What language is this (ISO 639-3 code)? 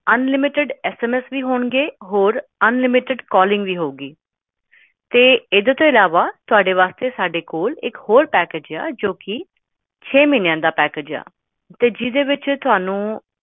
pan